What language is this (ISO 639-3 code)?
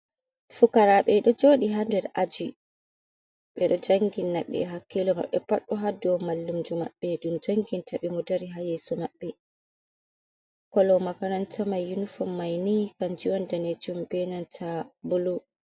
ful